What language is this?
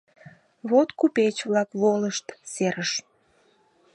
Mari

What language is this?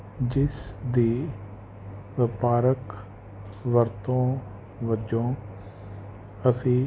Punjabi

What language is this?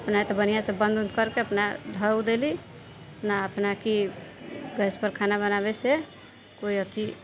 Maithili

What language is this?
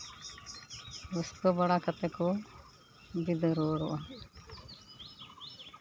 Santali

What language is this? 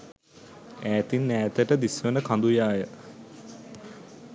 Sinhala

